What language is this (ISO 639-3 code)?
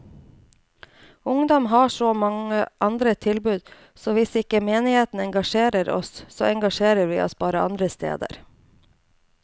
nor